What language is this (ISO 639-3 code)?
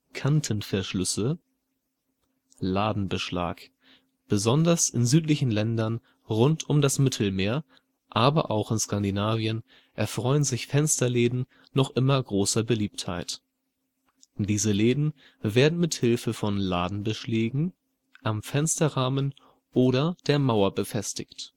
deu